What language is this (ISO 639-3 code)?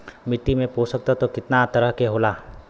bho